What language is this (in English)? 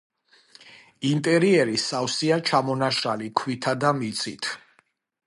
Georgian